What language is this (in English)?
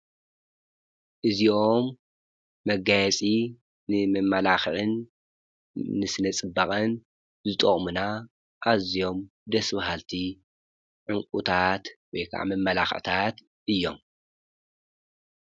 Tigrinya